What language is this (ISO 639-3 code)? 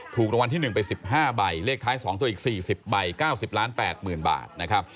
tha